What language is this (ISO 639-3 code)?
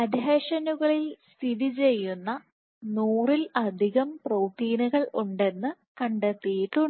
mal